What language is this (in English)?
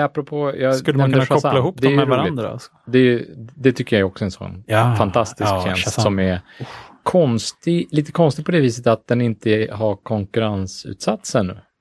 Swedish